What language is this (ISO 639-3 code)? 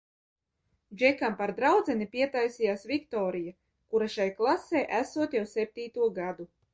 lav